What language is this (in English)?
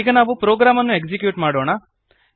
Kannada